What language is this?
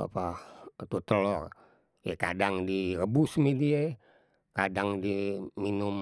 Betawi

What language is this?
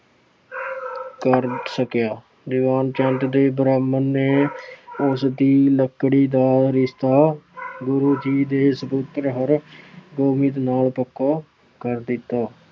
Punjabi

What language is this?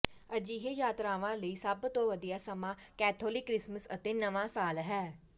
Punjabi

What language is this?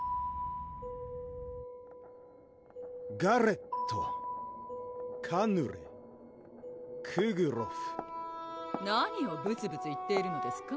Japanese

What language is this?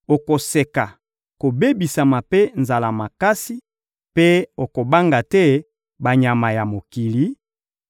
Lingala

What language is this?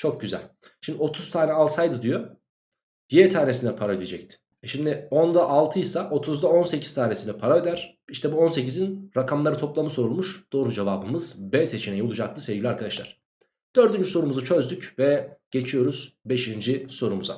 Turkish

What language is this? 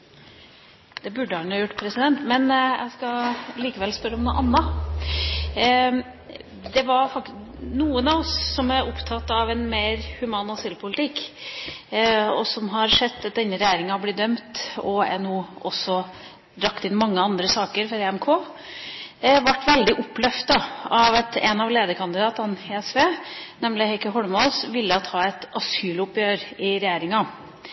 Norwegian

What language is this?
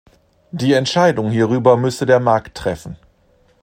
German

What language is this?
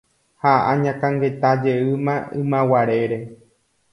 Guarani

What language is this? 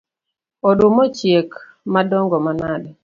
Luo (Kenya and Tanzania)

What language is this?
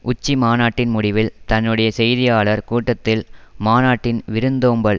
Tamil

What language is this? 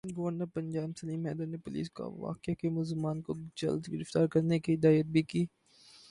Urdu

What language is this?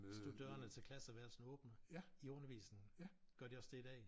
Danish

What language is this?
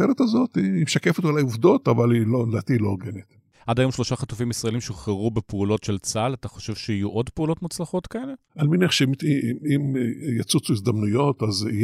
Hebrew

